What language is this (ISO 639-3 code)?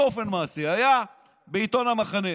heb